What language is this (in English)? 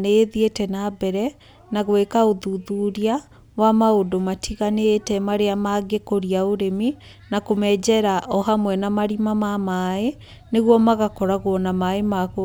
Kikuyu